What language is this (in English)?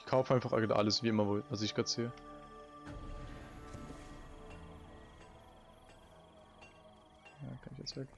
German